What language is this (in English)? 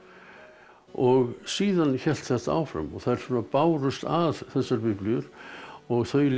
Icelandic